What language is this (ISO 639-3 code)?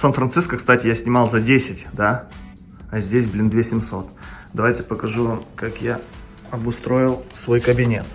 rus